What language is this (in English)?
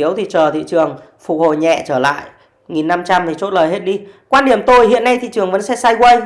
Vietnamese